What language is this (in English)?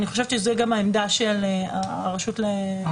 Hebrew